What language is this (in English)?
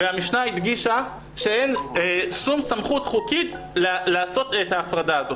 Hebrew